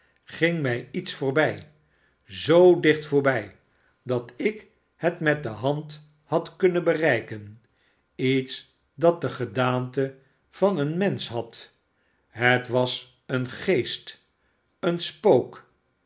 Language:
Dutch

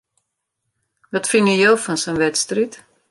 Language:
Western Frisian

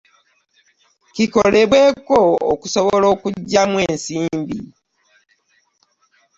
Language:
Ganda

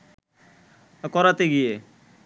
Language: Bangla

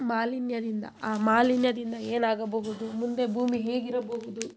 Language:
Kannada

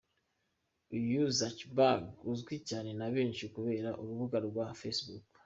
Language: Kinyarwanda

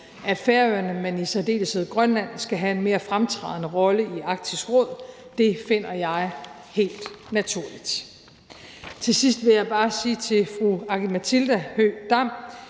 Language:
Danish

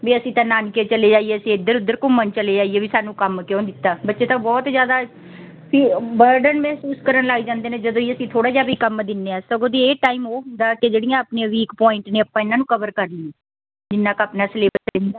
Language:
Punjabi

